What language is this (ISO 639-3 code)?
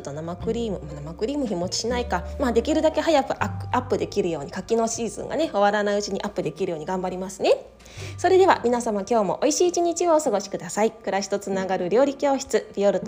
jpn